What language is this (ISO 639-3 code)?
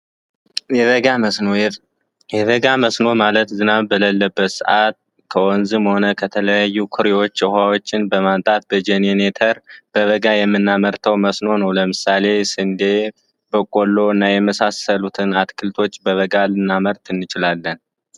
amh